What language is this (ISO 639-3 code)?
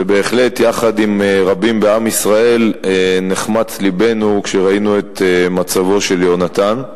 heb